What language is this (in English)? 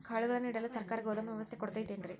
Kannada